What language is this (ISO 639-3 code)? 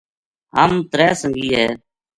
gju